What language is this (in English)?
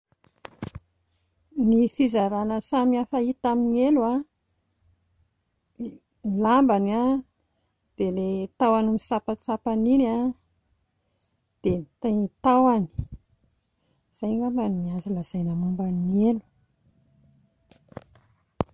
Malagasy